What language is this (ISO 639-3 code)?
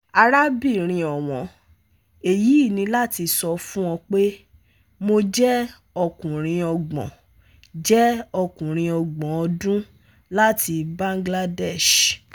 yor